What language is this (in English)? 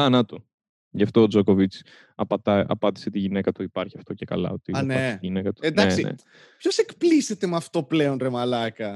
Greek